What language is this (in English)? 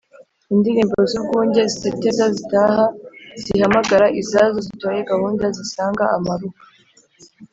Kinyarwanda